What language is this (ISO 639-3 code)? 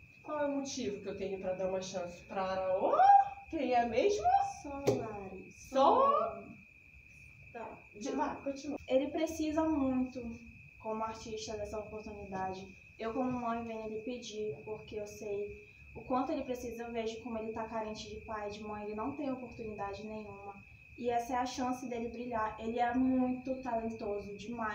por